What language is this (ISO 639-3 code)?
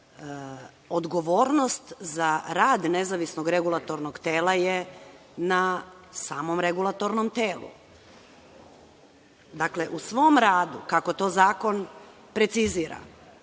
srp